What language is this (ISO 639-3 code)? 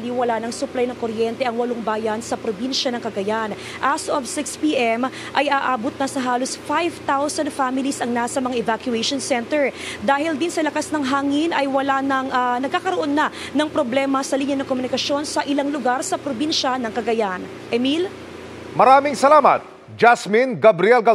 fil